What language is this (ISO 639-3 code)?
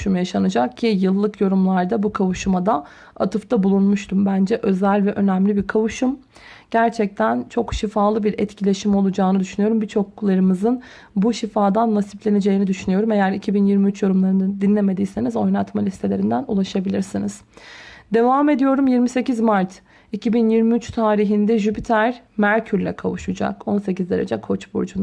tur